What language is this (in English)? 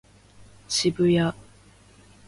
Japanese